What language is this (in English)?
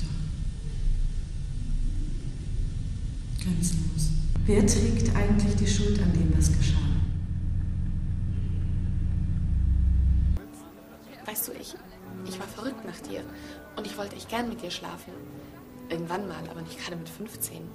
German